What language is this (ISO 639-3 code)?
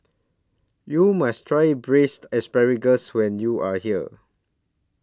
eng